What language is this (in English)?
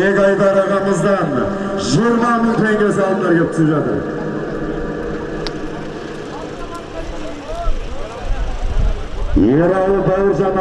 Turkish